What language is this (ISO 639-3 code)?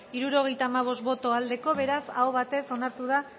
eus